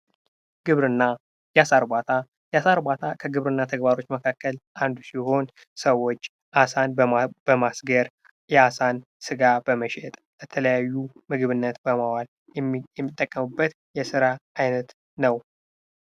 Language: Amharic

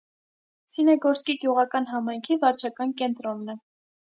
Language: Armenian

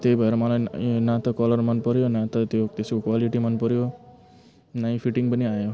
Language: Nepali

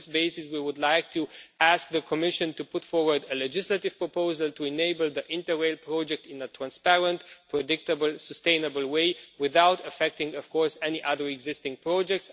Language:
English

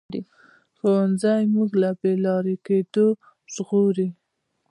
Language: Pashto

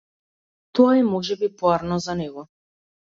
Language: Macedonian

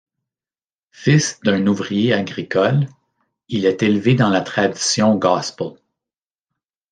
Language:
French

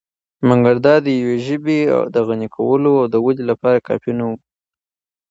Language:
Pashto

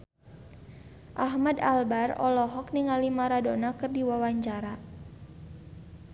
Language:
Sundanese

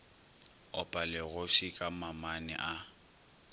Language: Northern Sotho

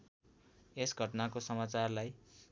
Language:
Nepali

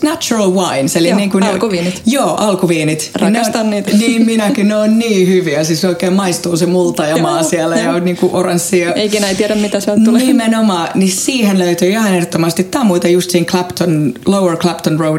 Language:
Finnish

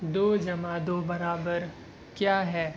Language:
Urdu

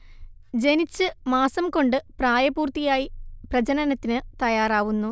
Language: Malayalam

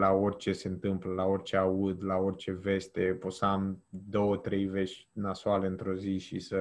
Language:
Romanian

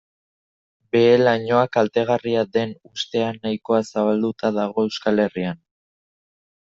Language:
Basque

